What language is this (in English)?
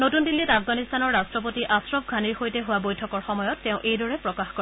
Assamese